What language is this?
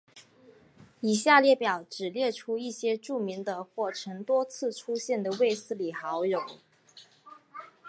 Chinese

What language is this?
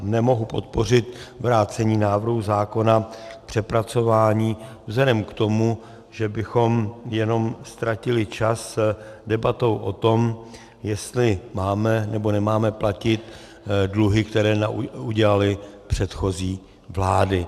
Czech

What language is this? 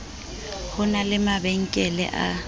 Southern Sotho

